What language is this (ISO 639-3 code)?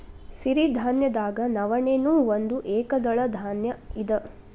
kan